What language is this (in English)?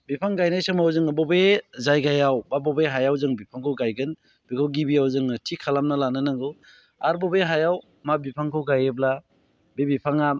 Bodo